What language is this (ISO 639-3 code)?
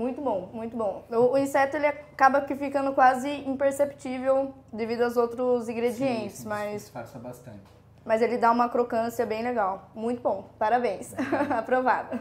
por